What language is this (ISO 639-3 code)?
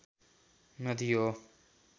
nep